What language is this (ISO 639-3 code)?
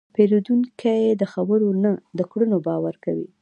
pus